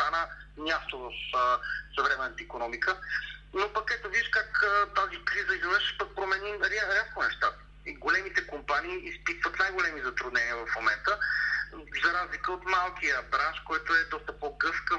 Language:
Bulgarian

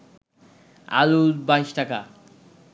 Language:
Bangla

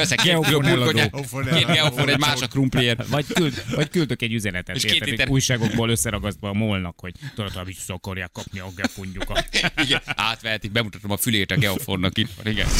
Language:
Hungarian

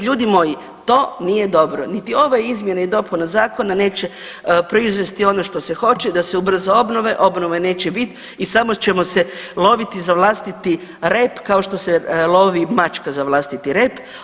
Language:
Croatian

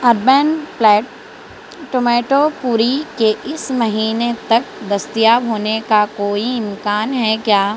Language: Urdu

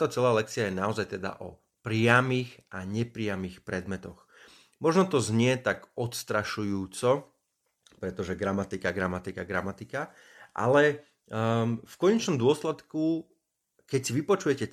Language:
Slovak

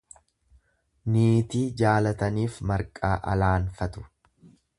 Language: Oromo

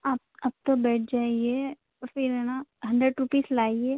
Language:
Urdu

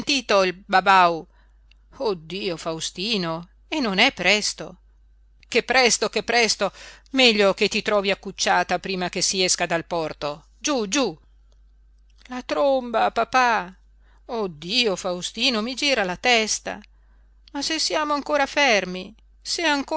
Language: Italian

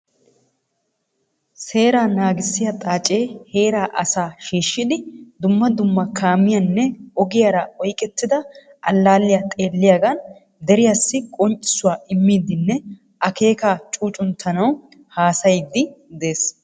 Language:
Wolaytta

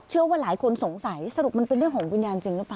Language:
Thai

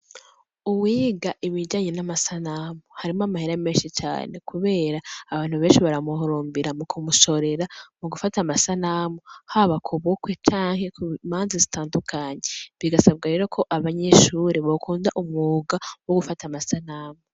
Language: Rundi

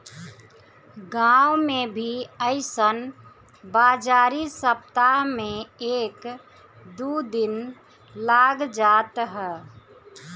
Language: Bhojpuri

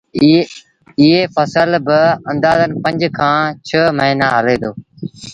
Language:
Sindhi Bhil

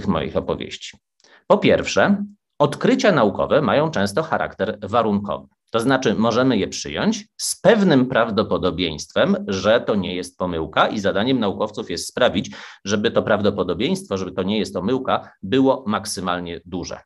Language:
Polish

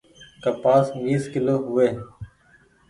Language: Goaria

